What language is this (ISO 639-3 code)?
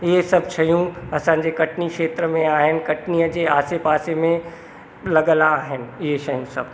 snd